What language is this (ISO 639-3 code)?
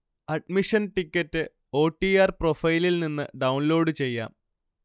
mal